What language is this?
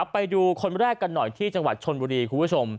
Thai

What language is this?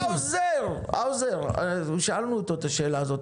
Hebrew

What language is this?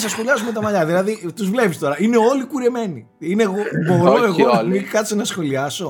Greek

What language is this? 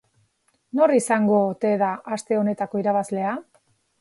Basque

